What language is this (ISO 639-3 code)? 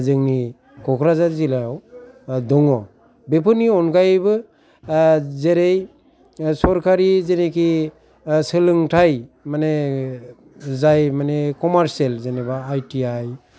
brx